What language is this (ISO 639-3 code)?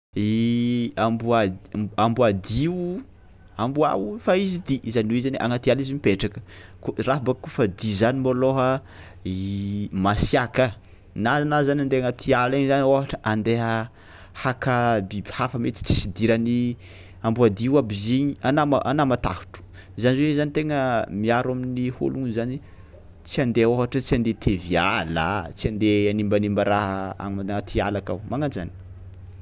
xmw